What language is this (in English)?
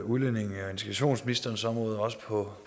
Danish